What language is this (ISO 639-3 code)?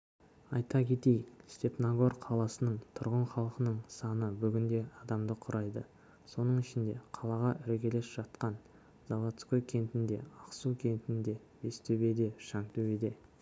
kaz